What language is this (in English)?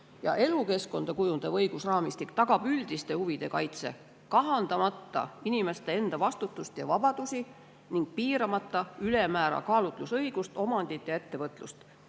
Estonian